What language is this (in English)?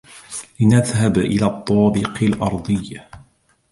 Arabic